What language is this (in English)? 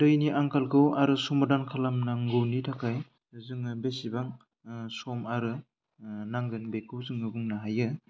Bodo